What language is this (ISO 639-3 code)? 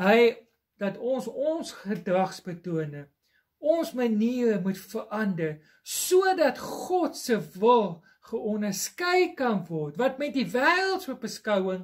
nld